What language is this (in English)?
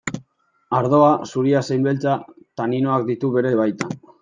Basque